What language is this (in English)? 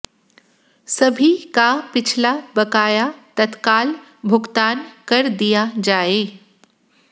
Hindi